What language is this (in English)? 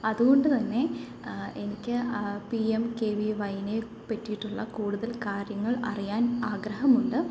Malayalam